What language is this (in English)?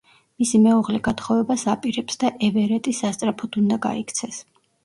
Georgian